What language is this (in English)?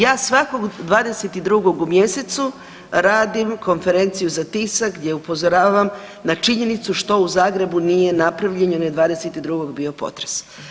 Croatian